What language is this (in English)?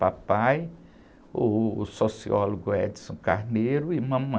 Portuguese